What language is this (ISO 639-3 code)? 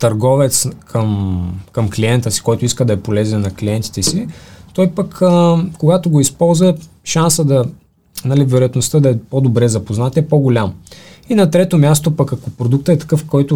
bul